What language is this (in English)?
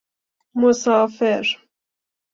Persian